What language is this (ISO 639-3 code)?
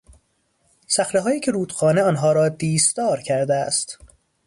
fas